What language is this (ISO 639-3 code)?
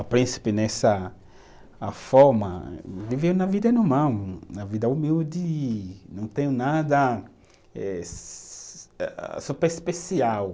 por